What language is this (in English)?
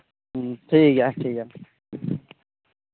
Santali